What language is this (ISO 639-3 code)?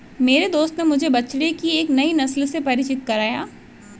hin